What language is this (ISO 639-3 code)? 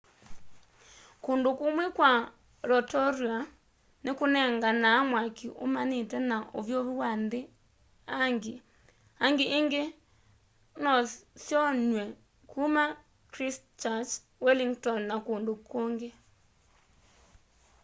kam